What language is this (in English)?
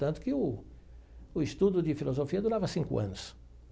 Portuguese